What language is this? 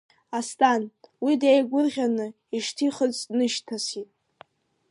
Abkhazian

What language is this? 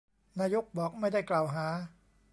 Thai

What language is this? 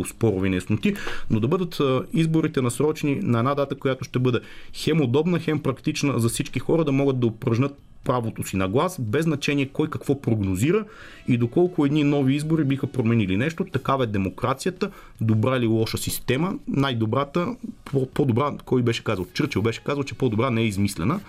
Bulgarian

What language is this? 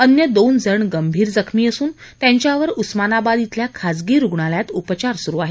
Marathi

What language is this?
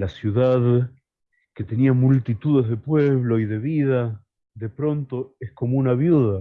Spanish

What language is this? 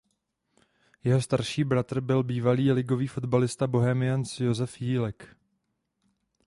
Czech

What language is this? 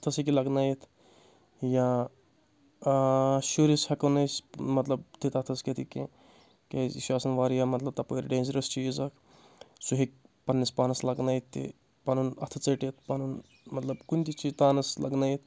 Kashmiri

